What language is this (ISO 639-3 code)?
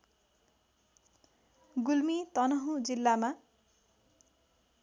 nep